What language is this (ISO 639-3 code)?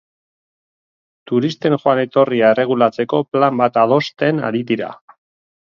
eus